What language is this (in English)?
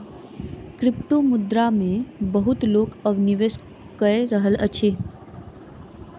Maithili